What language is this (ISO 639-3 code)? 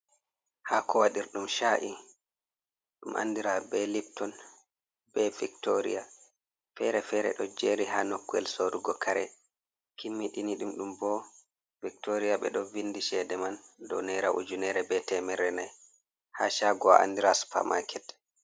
ful